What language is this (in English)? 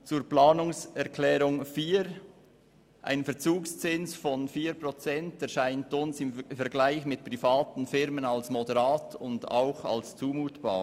Swiss German